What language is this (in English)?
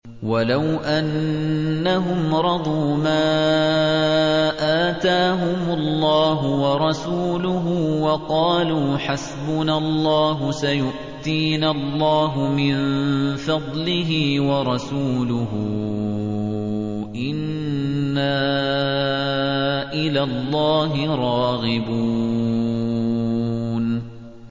Arabic